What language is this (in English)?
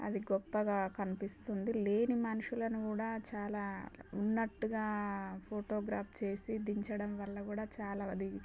Telugu